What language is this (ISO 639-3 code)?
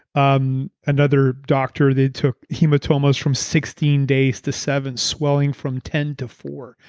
eng